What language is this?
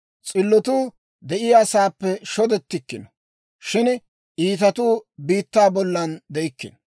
Dawro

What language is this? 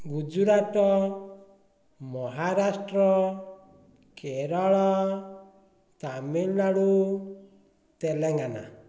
Odia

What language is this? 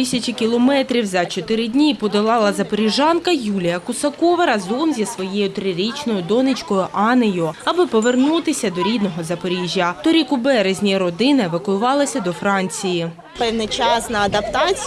Ukrainian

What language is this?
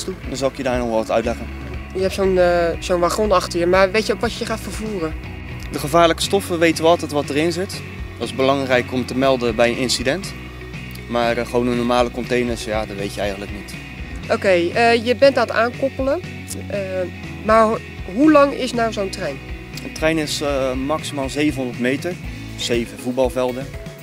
Dutch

